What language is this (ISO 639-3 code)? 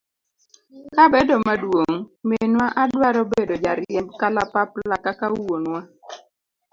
luo